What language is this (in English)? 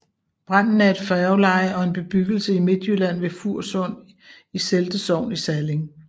Danish